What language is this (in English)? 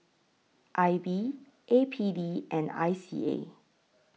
English